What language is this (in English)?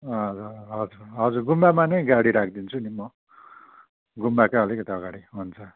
Nepali